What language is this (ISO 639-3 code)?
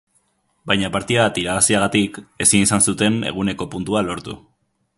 eus